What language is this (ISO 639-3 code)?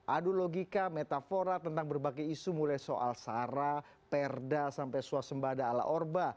ind